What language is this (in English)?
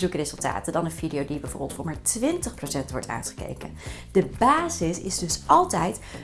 Dutch